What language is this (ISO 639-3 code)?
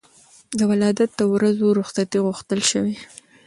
pus